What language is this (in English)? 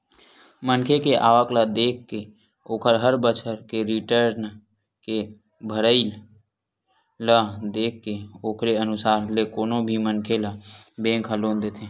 Chhattisgarhi